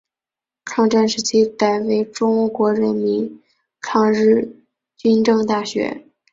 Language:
Chinese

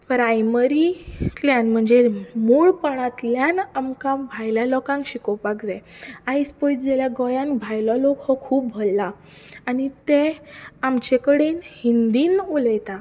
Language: Konkani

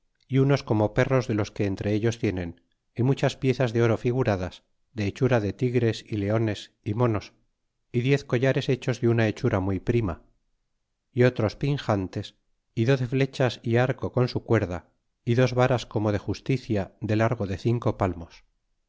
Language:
Spanish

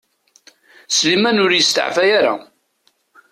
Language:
Kabyle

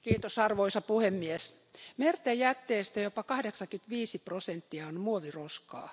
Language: Finnish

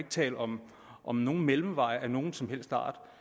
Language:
Danish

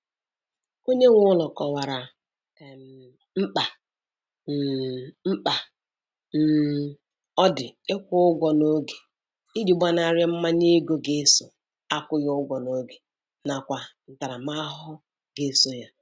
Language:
Igbo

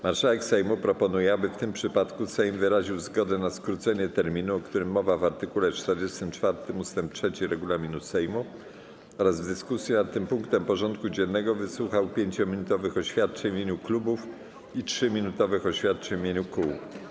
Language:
Polish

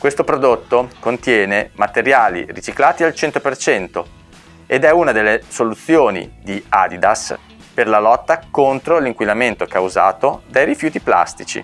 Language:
Italian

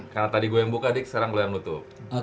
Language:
Indonesian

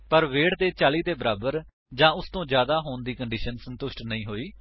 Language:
Punjabi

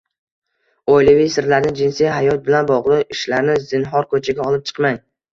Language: Uzbek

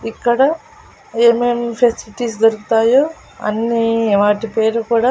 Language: Telugu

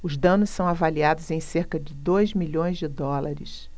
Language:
Portuguese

